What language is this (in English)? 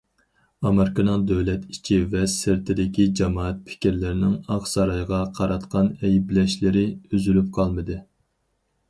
Uyghur